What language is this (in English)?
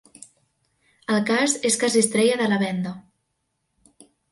Catalan